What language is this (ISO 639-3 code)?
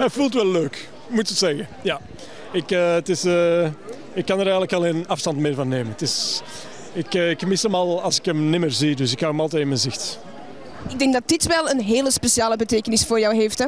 nld